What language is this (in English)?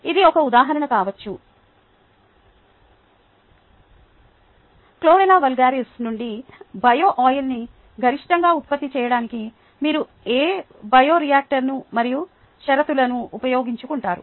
Telugu